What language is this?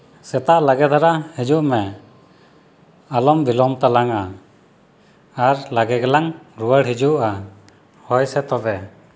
Santali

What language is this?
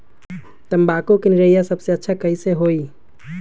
Magahi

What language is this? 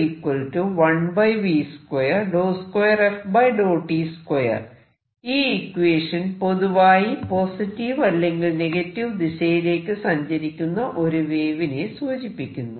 Malayalam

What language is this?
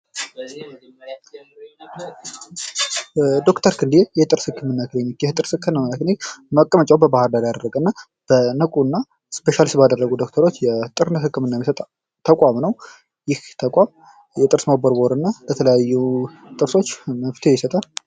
Amharic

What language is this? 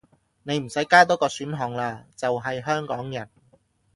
Cantonese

